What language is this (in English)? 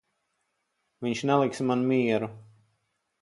Latvian